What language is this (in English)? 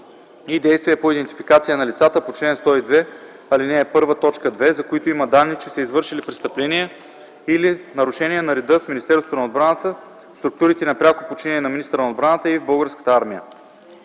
Bulgarian